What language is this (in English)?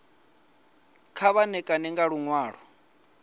Venda